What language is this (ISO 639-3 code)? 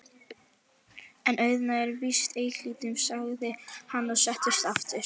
isl